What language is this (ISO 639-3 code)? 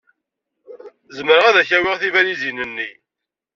kab